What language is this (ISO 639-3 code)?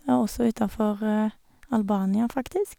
nor